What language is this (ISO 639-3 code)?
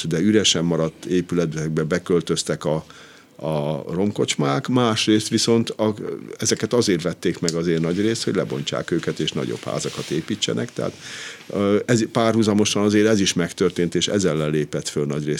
hun